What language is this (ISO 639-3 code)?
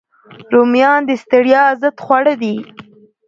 pus